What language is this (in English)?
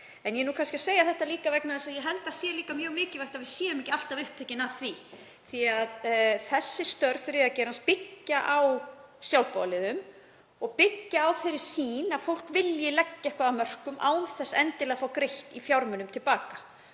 Icelandic